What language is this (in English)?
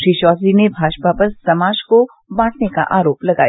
Hindi